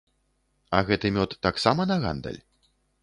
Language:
Belarusian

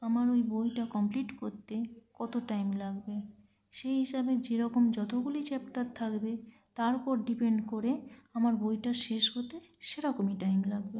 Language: Bangla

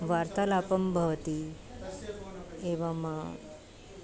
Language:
Sanskrit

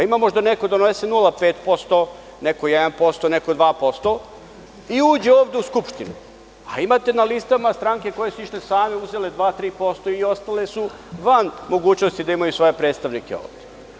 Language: Serbian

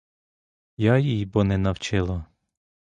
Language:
Ukrainian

